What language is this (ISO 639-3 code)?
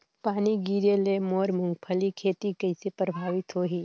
hne